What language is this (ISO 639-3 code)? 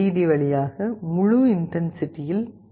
tam